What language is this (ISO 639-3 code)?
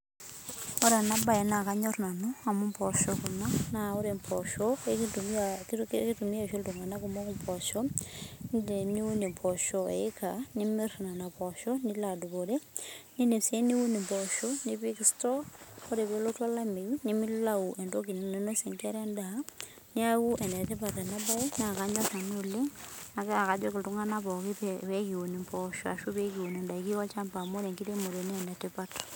mas